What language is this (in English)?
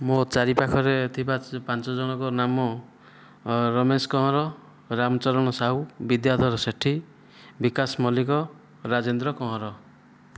Odia